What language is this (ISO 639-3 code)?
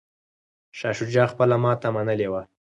pus